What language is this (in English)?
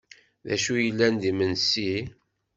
Kabyle